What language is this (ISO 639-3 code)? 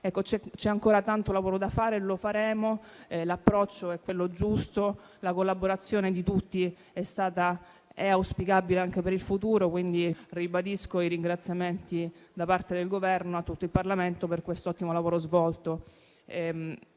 ita